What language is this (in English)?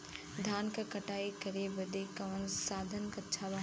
Bhojpuri